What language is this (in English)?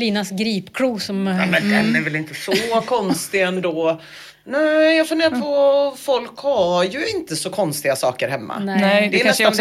Swedish